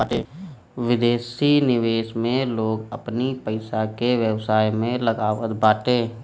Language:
Bhojpuri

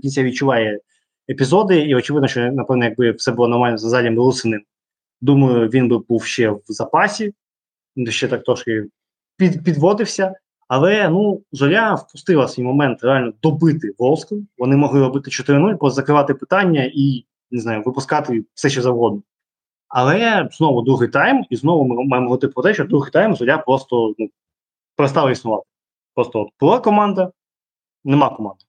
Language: Ukrainian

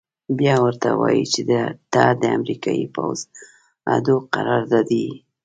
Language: Pashto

